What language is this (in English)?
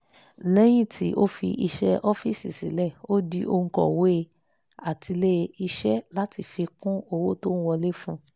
Yoruba